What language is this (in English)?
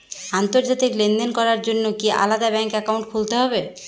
Bangla